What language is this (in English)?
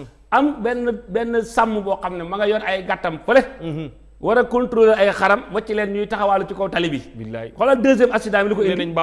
Indonesian